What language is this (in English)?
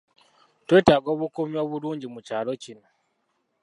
Ganda